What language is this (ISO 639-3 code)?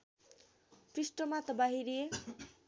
nep